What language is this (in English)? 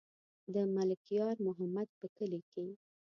Pashto